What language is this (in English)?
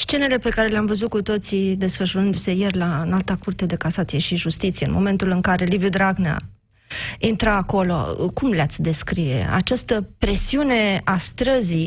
Romanian